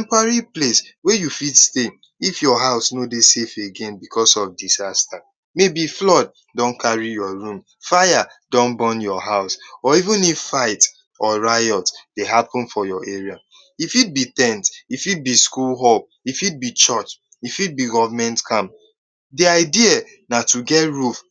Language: Nigerian Pidgin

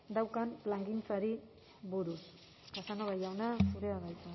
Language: Basque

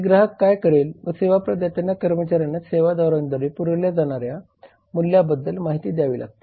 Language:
Marathi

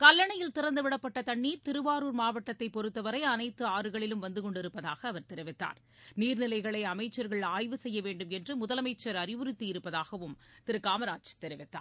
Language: Tamil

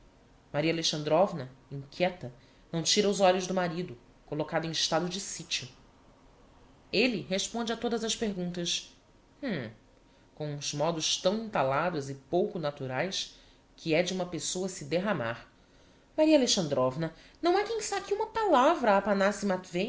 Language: Portuguese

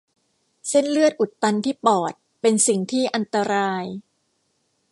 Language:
Thai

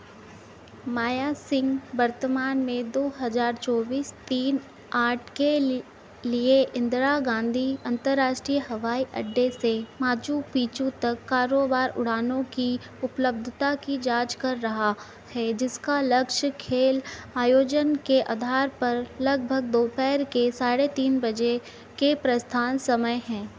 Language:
Hindi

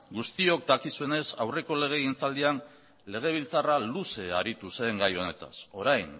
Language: Basque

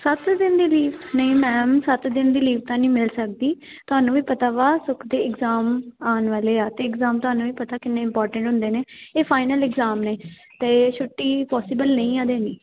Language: Punjabi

